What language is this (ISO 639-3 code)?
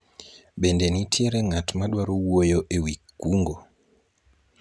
luo